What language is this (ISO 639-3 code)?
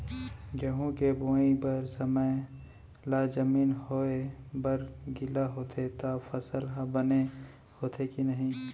hne